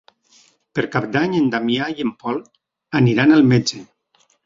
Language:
Catalan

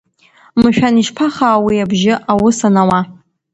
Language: Abkhazian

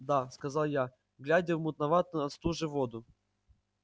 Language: Russian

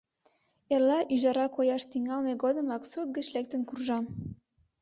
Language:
Mari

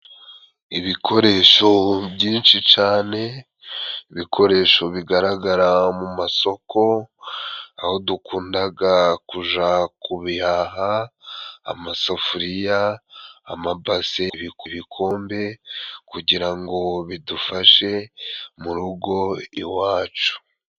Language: Kinyarwanda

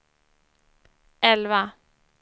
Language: Swedish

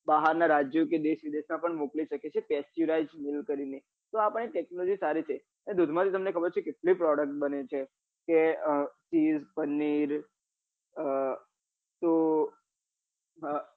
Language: Gujarati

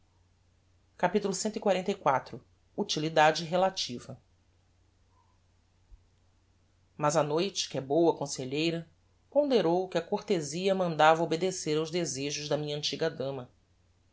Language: Portuguese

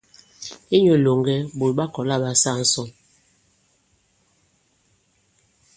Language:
Bankon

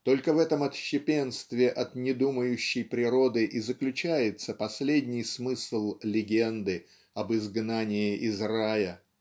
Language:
Russian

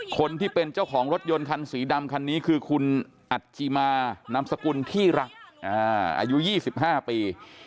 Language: Thai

